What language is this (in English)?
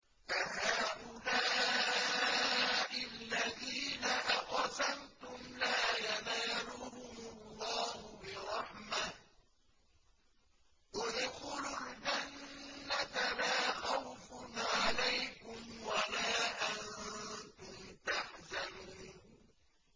Arabic